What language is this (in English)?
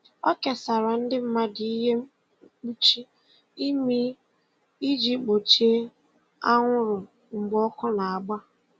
Igbo